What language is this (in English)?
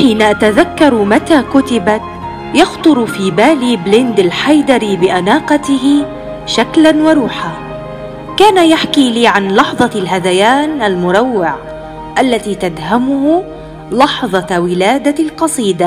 Arabic